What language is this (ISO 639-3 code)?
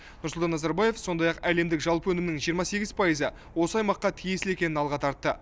kaz